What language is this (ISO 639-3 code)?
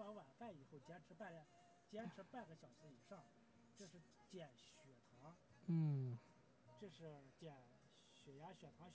zho